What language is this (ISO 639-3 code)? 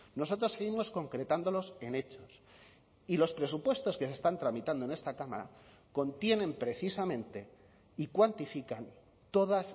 spa